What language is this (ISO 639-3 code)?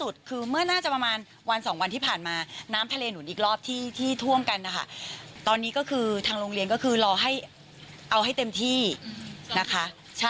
tha